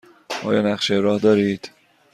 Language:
Persian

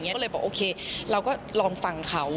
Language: Thai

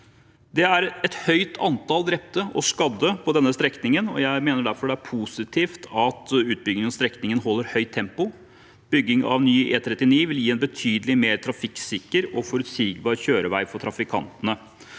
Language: Norwegian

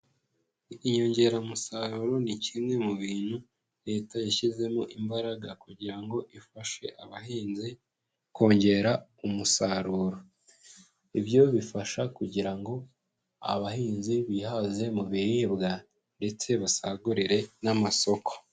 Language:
Kinyarwanda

